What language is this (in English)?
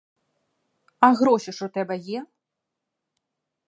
Ukrainian